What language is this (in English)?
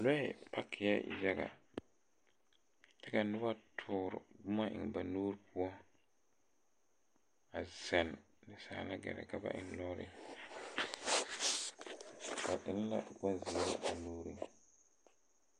Southern Dagaare